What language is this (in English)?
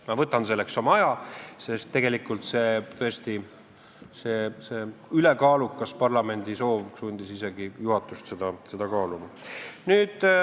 Estonian